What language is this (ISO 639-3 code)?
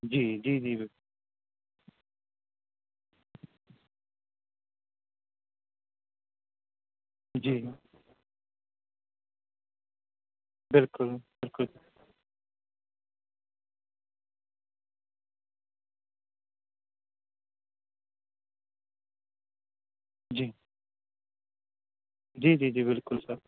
urd